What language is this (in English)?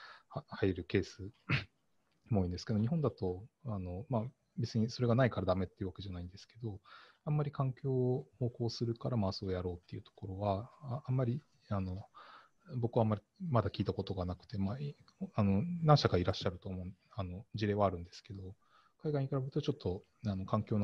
Japanese